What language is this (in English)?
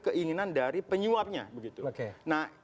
Indonesian